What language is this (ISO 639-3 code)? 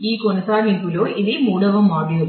tel